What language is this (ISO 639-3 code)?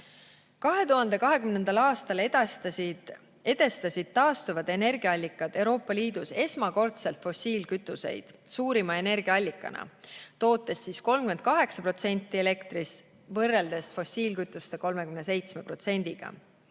est